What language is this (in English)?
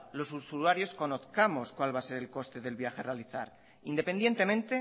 Spanish